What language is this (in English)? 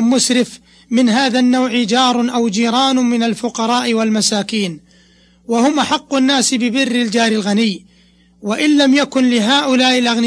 Arabic